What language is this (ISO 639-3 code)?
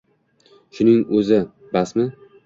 uzb